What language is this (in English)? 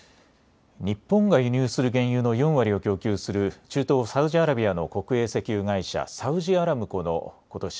Japanese